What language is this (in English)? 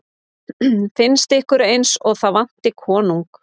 Icelandic